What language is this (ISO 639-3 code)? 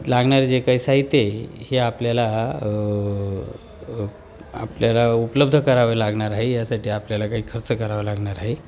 mar